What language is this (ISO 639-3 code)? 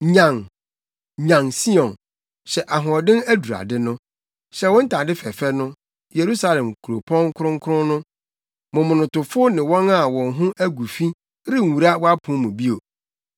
aka